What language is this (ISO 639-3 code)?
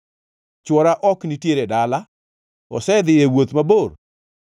luo